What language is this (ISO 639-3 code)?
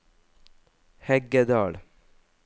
nor